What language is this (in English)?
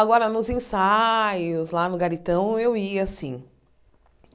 Portuguese